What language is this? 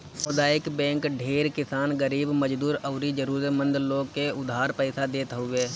Bhojpuri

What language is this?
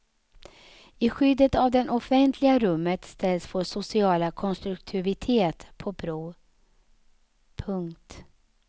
Swedish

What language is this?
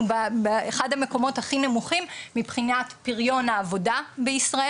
Hebrew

